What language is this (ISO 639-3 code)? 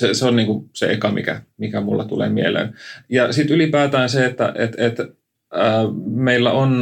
fin